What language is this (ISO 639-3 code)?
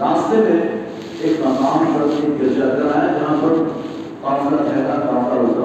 urd